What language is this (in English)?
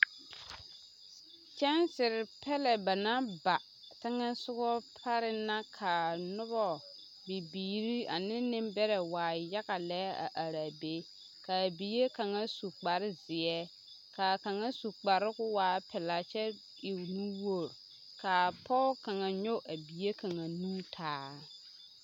Southern Dagaare